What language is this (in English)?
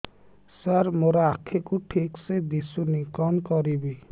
Odia